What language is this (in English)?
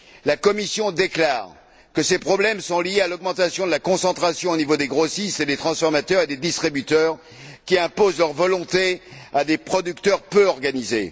French